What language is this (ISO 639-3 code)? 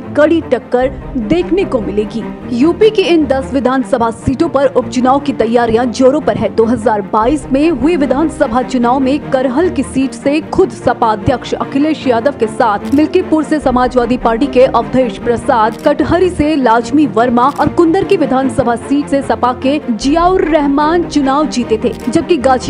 hin